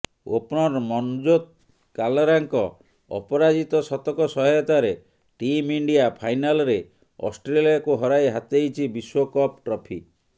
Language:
Odia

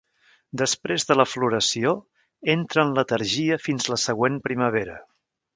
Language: Catalan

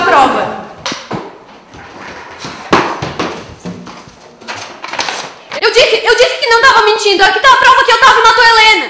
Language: Portuguese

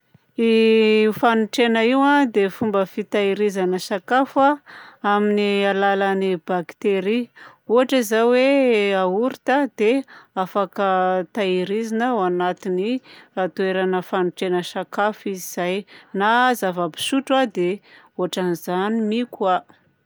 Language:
Southern Betsimisaraka Malagasy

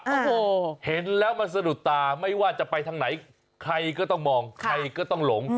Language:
Thai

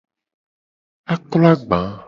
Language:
Gen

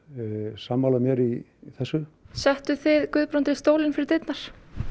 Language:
Icelandic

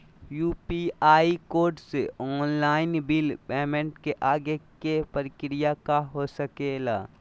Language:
Magahi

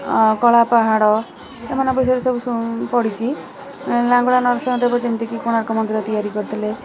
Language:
Odia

